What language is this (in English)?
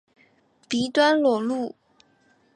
Chinese